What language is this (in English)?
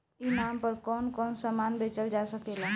Bhojpuri